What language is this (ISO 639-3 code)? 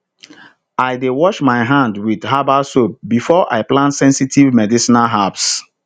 pcm